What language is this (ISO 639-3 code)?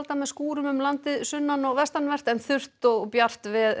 isl